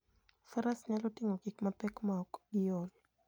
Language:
Luo (Kenya and Tanzania)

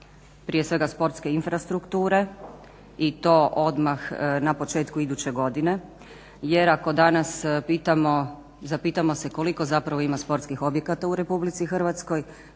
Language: Croatian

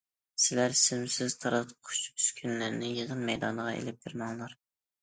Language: Uyghur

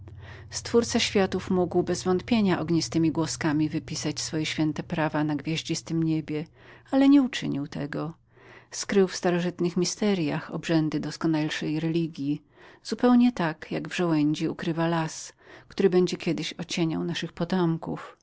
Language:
Polish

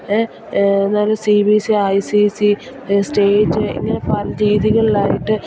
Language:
Malayalam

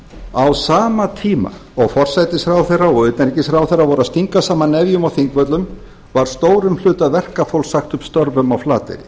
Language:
Icelandic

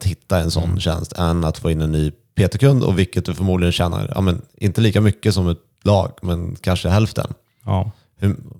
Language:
Swedish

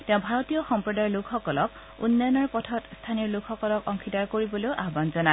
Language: Assamese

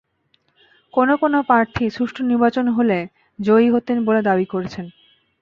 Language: Bangla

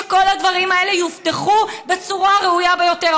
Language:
Hebrew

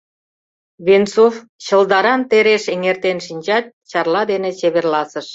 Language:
Mari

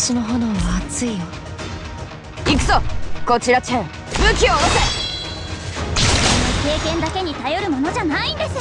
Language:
Japanese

